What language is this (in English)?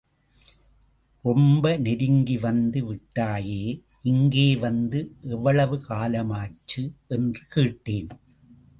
Tamil